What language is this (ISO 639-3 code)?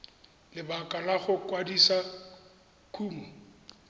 tsn